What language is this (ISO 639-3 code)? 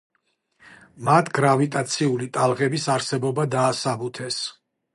kat